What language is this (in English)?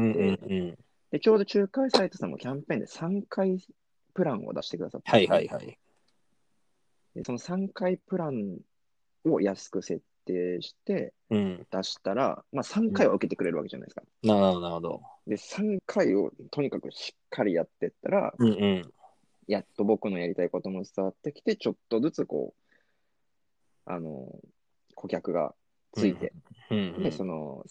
Japanese